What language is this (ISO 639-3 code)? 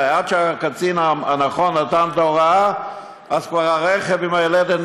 heb